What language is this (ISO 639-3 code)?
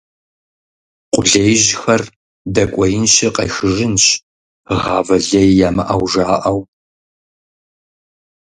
kbd